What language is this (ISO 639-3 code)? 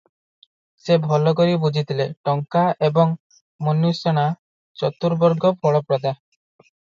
ori